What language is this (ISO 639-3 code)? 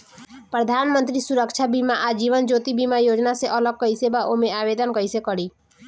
bho